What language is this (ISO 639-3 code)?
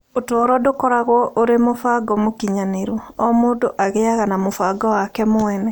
kik